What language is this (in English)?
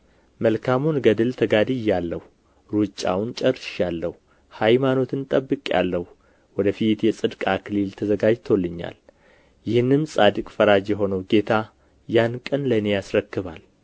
Amharic